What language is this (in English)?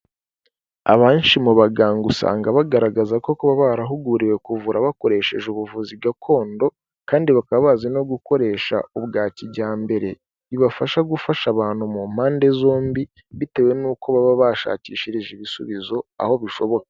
Kinyarwanda